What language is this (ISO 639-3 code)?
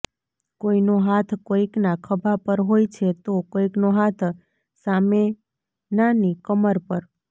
guj